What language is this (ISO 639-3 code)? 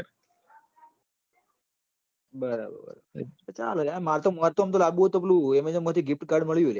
guj